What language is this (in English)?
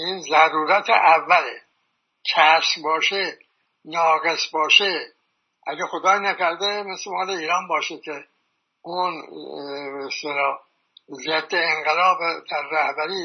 Persian